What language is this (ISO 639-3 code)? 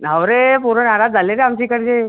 mar